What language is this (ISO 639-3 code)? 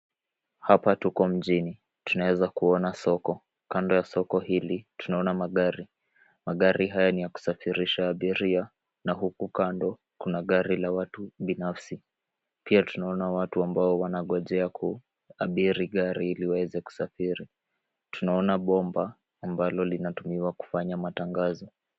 swa